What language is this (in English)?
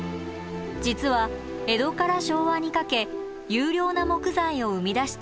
Japanese